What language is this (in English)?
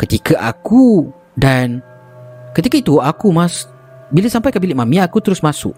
Malay